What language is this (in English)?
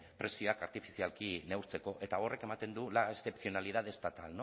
Basque